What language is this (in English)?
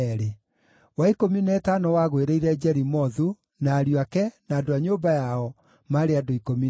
Kikuyu